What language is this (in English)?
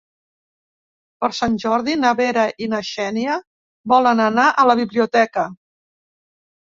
Catalan